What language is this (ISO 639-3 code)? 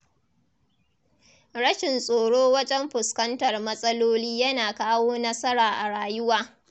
hau